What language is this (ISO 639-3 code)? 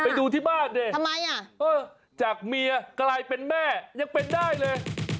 tha